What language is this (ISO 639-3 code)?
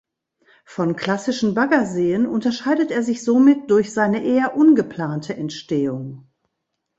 deu